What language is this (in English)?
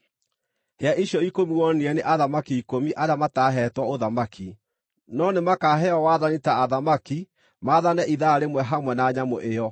Kikuyu